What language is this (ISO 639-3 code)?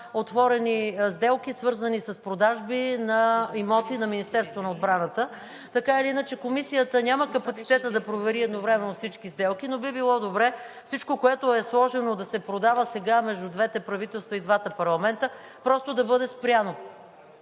bul